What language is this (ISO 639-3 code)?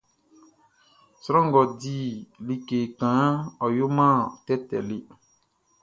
bci